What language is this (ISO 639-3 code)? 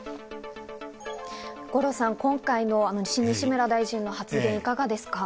jpn